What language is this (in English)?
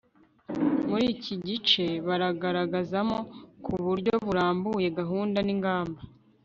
Kinyarwanda